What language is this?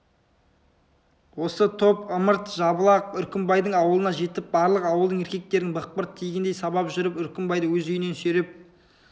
Kazakh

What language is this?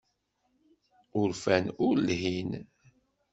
Kabyle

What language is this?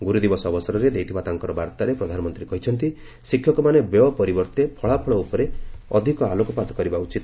Odia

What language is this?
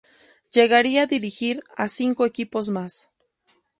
Spanish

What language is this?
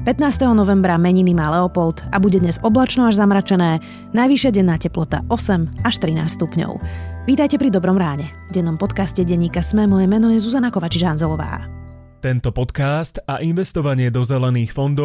Slovak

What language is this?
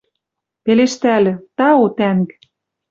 Western Mari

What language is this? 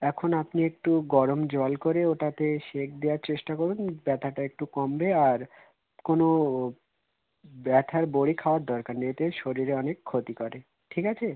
Bangla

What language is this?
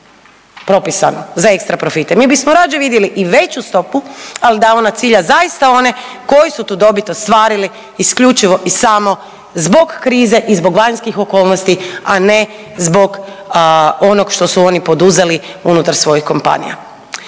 Croatian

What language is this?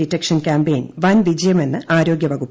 Malayalam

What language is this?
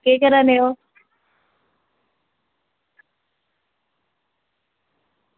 Dogri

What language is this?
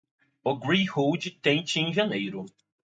Portuguese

